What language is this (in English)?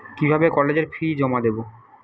Bangla